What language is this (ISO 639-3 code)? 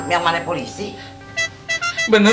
ind